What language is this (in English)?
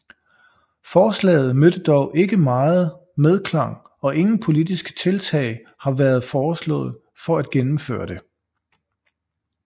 Danish